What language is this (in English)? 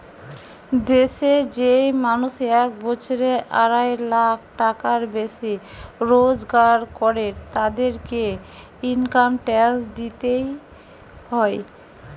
Bangla